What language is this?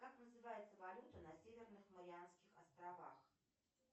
Russian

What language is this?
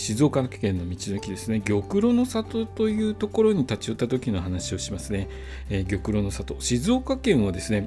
Japanese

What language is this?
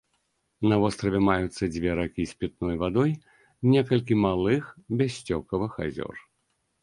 Belarusian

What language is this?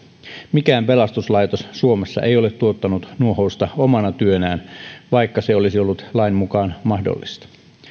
Finnish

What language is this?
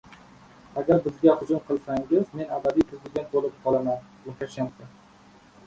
Uzbek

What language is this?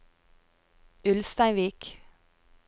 Norwegian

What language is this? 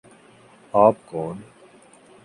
Urdu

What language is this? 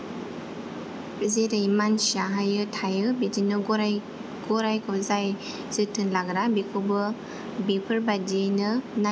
Bodo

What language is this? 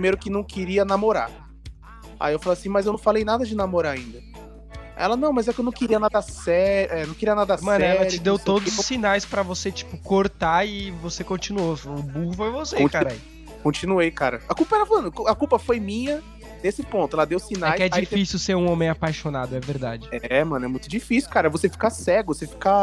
Portuguese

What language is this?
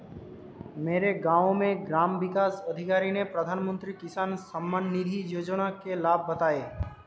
Hindi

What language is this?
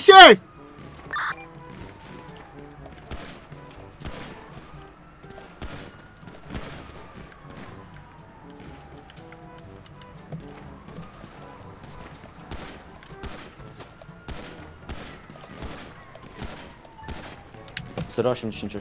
Polish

